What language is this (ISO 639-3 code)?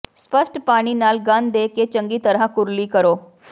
pan